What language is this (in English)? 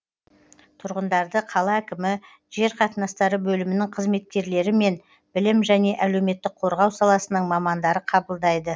Kazakh